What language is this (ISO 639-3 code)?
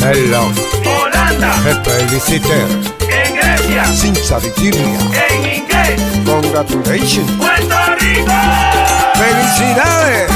spa